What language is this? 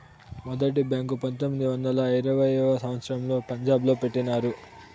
Telugu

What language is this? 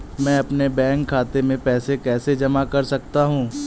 Hindi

